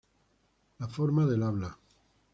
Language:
Spanish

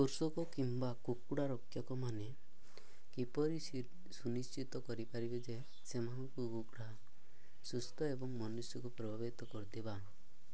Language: Odia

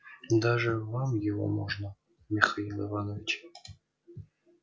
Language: Russian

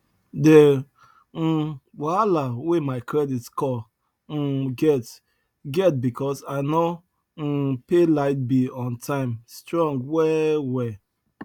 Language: Nigerian Pidgin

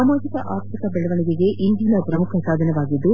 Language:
Kannada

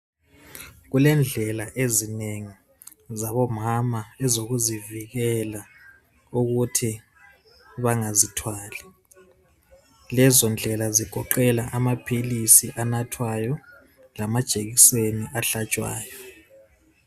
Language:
North Ndebele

